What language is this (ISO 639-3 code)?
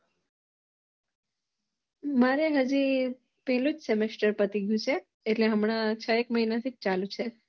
guj